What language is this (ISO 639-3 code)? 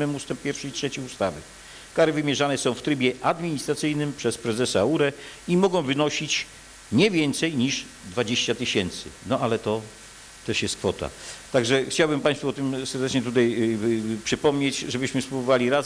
pol